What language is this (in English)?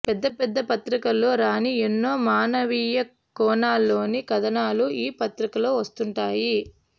Telugu